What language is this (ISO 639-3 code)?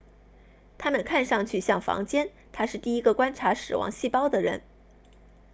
zho